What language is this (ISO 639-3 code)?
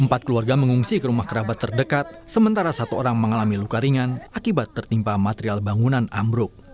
ind